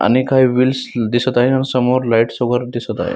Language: Marathi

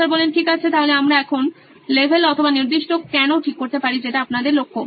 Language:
Bangla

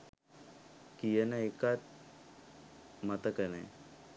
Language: Sinhala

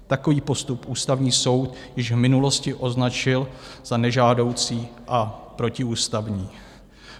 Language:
Czech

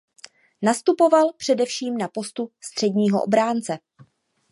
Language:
Czech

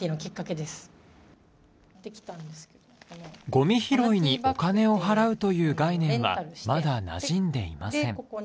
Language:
Japanese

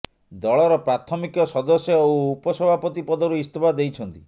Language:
Odia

